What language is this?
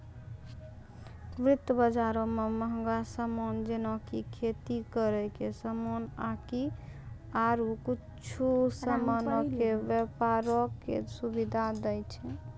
Maithili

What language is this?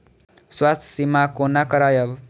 Maithili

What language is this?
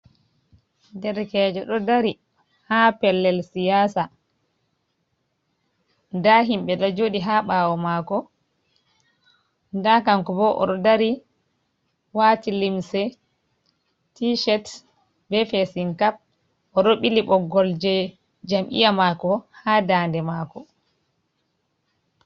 Fula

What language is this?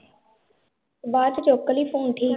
Punjabi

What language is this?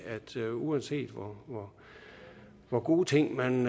Danish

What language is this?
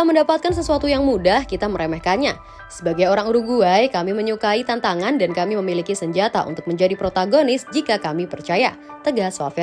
Indonesian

